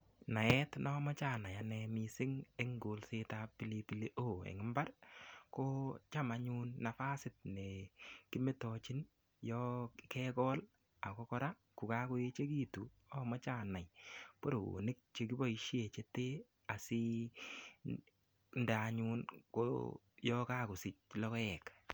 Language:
Kalenjin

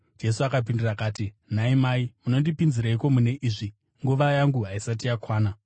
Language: Shona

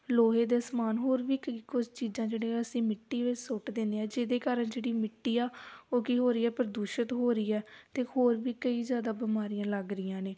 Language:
Punjabi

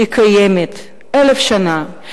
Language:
Hebrew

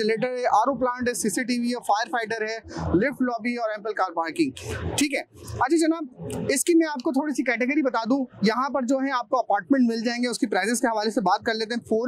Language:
Hindi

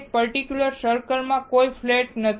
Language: Gujarati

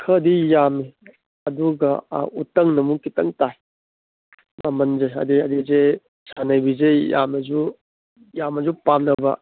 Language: Manipuri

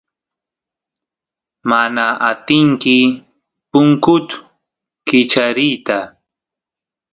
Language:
Santiago del Estero Quichua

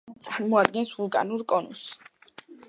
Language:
Georgian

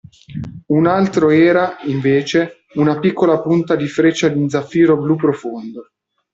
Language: Italian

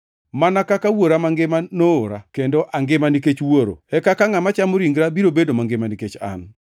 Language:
Luo (Kenya and Tanzania)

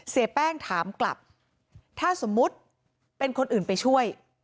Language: Thai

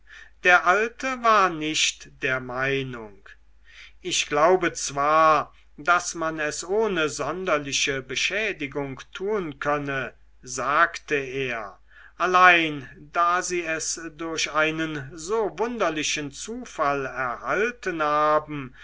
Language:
German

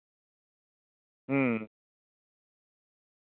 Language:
Santali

